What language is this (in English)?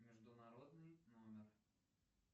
Russian